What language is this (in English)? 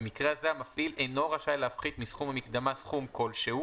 Hebrew